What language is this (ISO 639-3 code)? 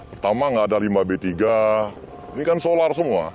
ind